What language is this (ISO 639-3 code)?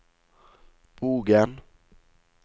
nor